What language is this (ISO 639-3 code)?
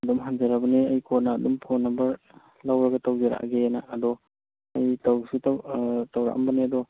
mni